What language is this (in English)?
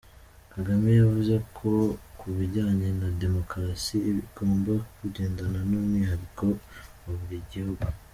Kinyarwanda